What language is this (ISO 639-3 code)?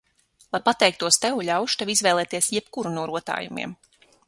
lav